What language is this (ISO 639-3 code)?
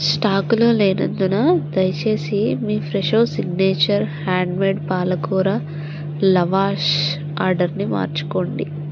tel